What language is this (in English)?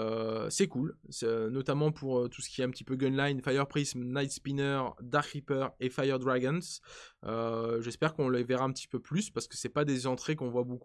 French